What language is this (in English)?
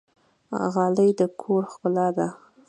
Pashto